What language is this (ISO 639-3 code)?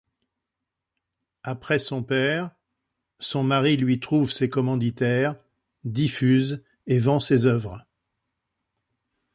fra